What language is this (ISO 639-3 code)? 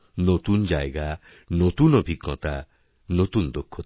ben